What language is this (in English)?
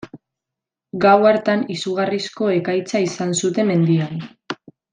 Basque